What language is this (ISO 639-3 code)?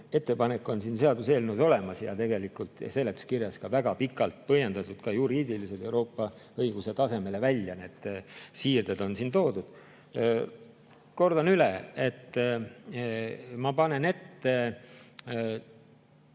est